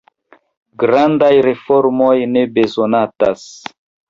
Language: Esperanto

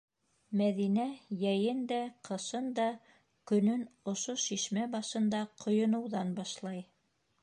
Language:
Bashkir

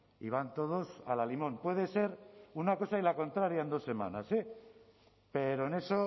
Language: Spanish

